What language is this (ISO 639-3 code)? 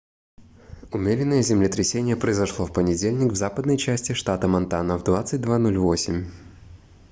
rus